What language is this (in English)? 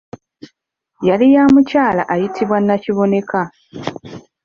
Ganda